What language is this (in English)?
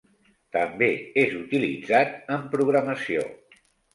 Catalan